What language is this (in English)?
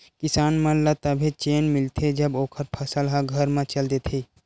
Chhattisgarhi